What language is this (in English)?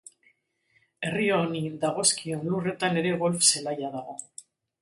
Basque